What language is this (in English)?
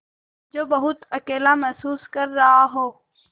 Hindi